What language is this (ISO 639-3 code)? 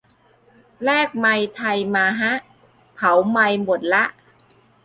tha